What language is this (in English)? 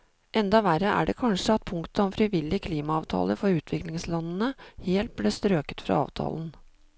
Norwegian